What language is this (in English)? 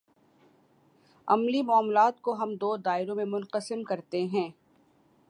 Urdu